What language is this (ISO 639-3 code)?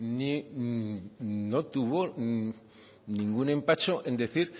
spa